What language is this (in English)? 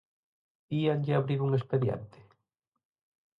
Galician